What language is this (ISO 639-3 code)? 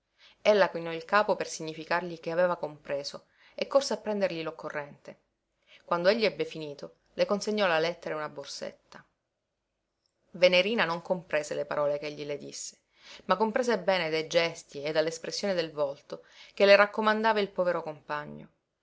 ita